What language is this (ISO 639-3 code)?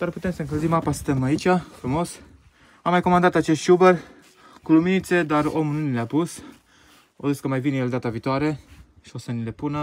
ron